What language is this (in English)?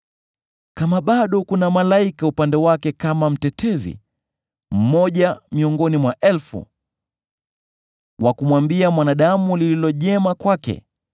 Swahili